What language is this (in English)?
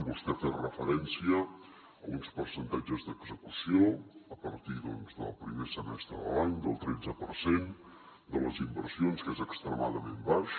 Catalan